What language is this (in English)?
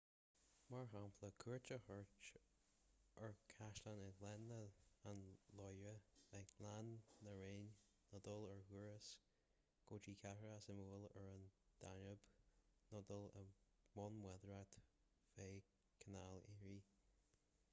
Irish